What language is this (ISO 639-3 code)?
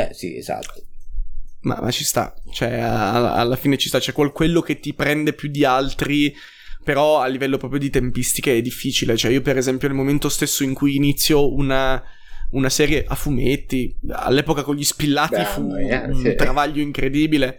ita